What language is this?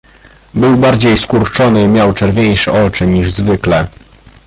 Polish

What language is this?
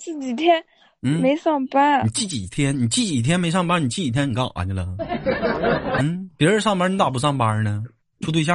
Chinese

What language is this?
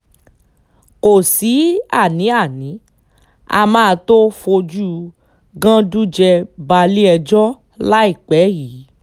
Yoruba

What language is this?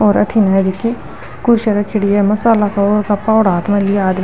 Marwari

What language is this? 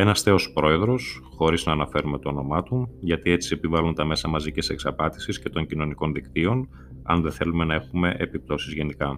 Greek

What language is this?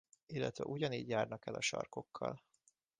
Hungarian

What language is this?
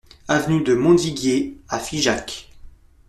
French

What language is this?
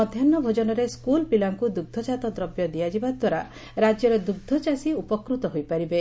Odia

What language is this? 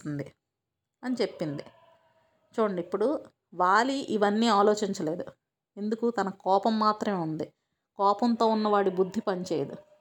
Telugu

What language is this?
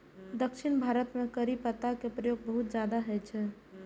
Maithili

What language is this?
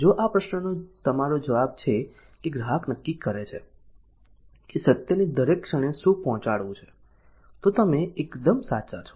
Gujarati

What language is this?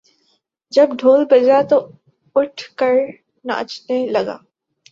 Urdu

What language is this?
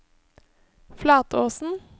Norwegian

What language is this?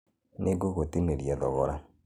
Kikuyu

